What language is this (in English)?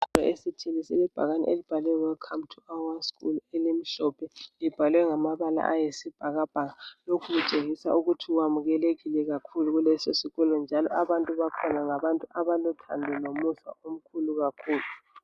North Ndebele